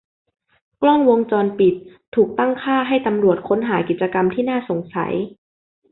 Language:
Thai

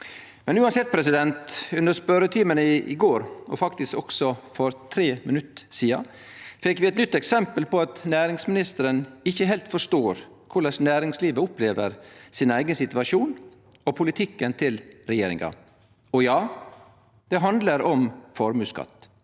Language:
Norwegian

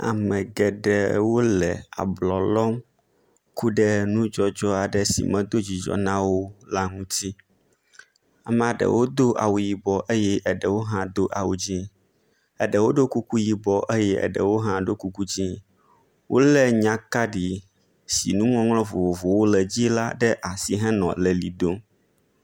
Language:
Ewe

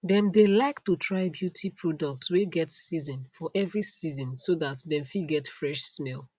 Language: Nigerian Pidgin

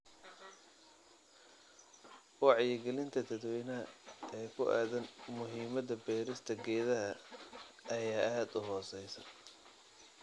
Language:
Somali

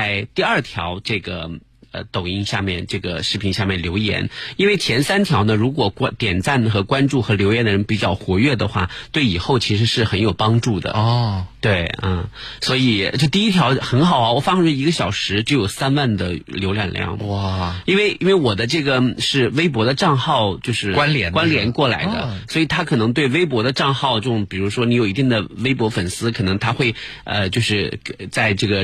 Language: Chinese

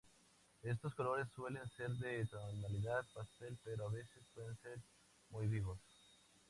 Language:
Spanish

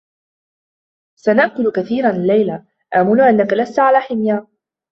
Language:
Arabic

